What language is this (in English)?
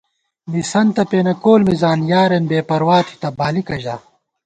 Gawar-Bati